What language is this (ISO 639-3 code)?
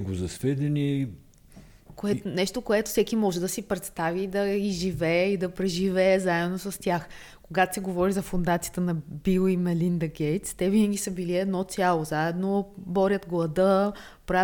bul